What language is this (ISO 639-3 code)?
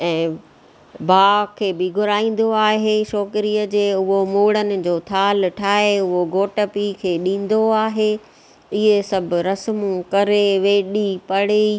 snd